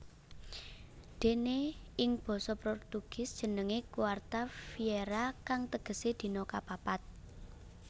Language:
Javanese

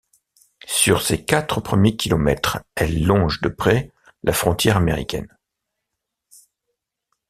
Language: French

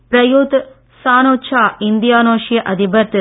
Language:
Tamil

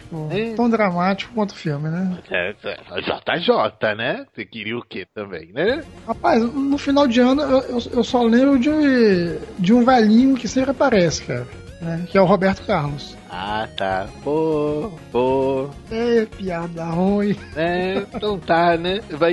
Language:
Portuguese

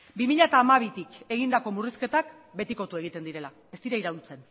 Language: Basque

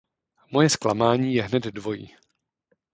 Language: Czech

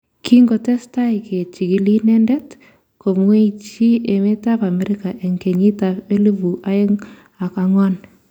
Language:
Kalenjin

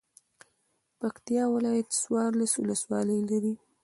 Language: Pashto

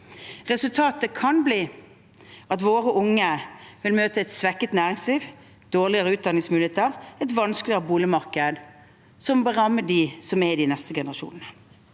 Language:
Norwegian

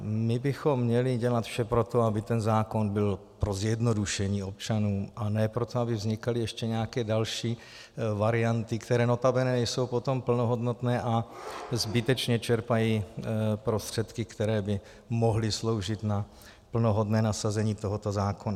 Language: Czech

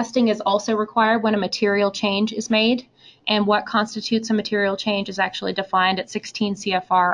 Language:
English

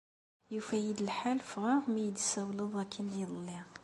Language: Kabyle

